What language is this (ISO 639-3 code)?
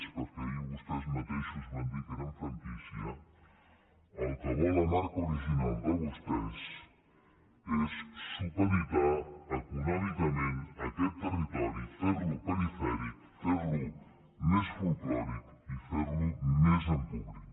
cat